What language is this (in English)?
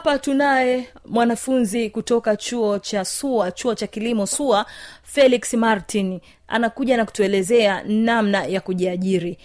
Swahili